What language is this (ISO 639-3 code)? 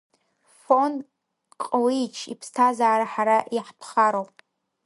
abk